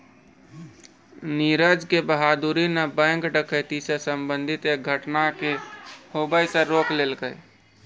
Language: Maithili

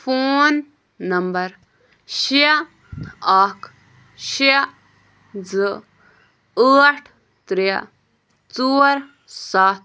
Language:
Kashmiri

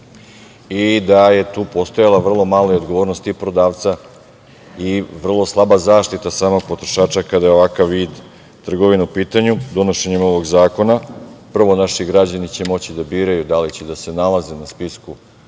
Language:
Serbian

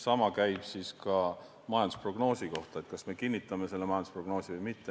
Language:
Estonian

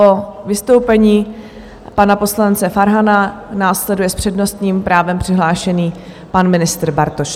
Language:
Czech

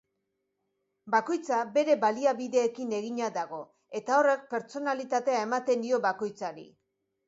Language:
Basque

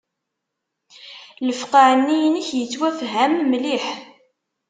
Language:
Kabyle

